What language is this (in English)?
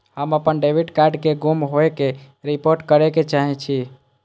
Maithili